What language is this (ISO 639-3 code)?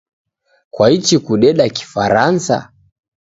dav